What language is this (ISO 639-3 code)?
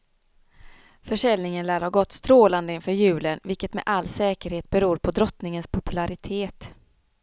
swe